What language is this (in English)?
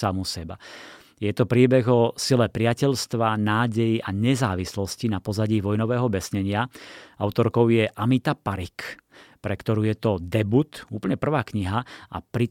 Slovak